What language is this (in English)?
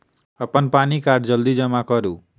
Maithili